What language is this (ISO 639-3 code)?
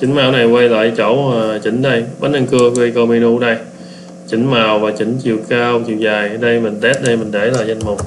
vie